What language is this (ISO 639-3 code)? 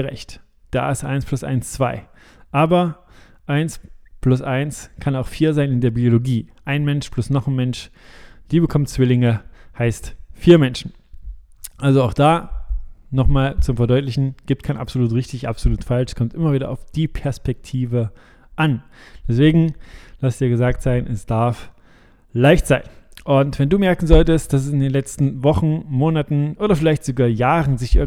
deu